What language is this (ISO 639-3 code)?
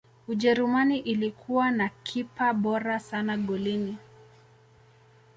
swa